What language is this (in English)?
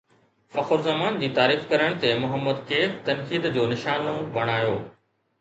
Sindhi